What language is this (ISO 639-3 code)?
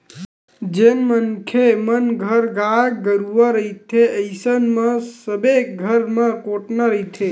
hne